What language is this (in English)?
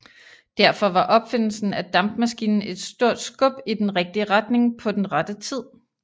Danish